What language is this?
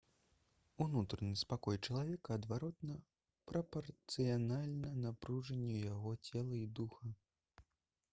Belarusian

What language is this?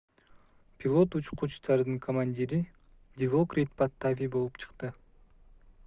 Kyrgyz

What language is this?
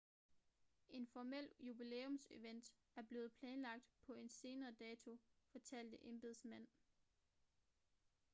Danish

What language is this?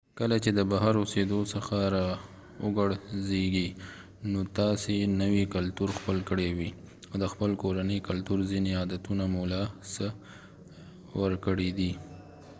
Pashto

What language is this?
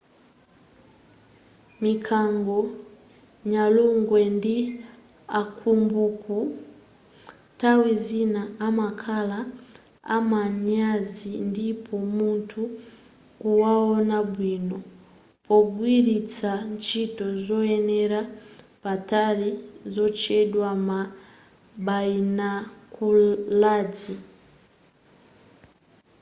Nyanja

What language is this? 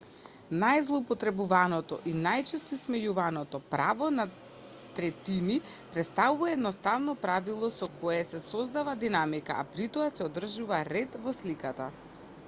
Macedonian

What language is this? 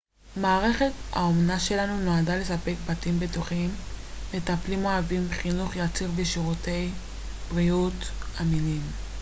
Hebrew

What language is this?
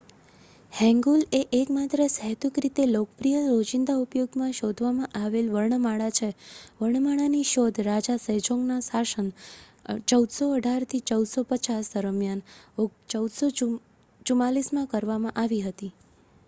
Gujarati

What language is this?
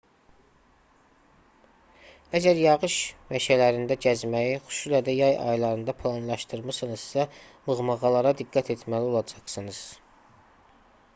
Azerbaijani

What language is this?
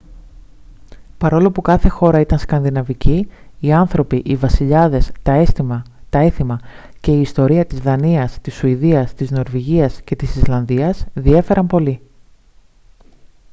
Greek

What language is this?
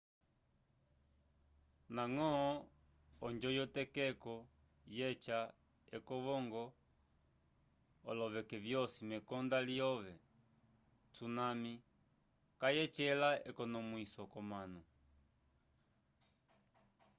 Umbundu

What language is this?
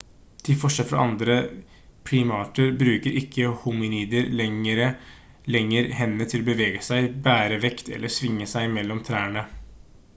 Norwegian Bokmål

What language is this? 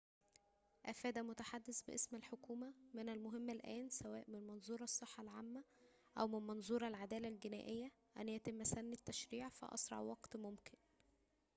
Arabic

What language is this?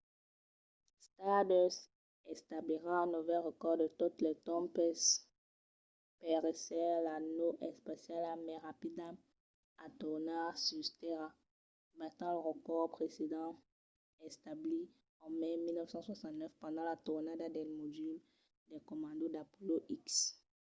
Occitan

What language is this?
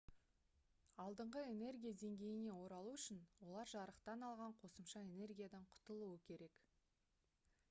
Kazakh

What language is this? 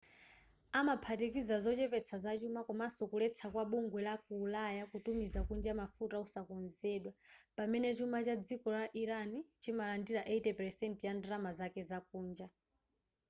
Nyanja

